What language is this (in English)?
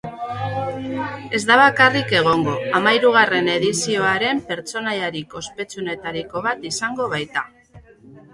Basque